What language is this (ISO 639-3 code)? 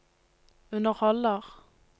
nor